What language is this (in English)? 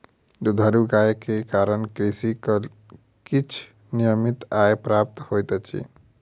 Maithili